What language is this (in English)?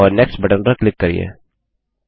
Hindi